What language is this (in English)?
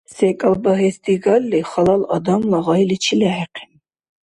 Dargwa